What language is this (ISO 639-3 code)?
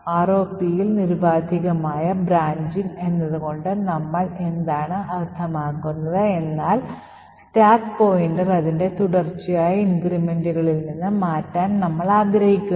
mal